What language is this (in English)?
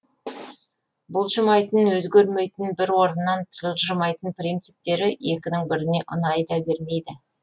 Kazakh